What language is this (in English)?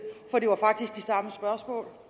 Danish